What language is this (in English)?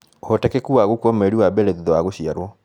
Kikuyu